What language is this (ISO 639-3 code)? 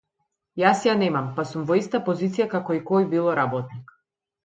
mkd